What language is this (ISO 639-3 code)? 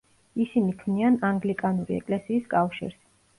kat